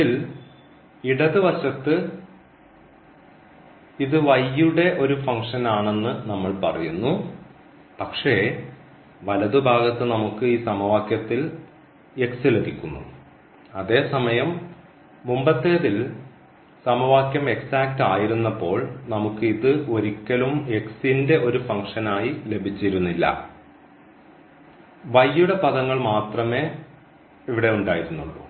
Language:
Malayalam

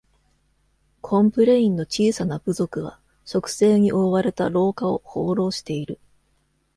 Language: Japanese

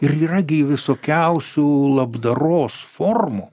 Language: Lithuanian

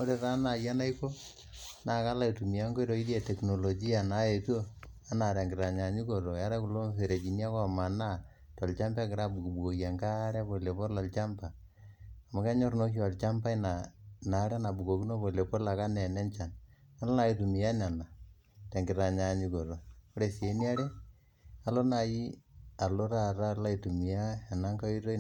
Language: Masai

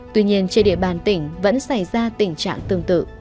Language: Vietnamese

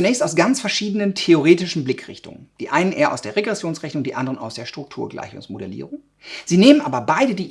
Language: German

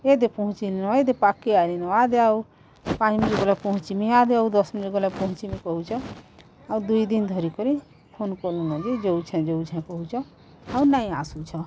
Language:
Odia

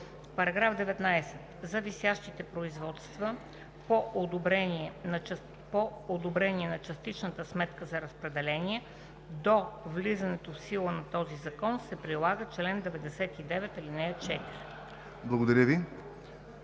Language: Bulgarian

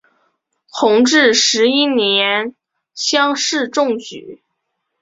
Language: Chinese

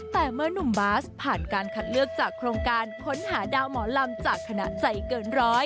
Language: Thai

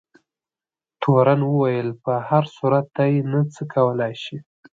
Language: Pashto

